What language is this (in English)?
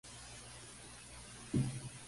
Spanish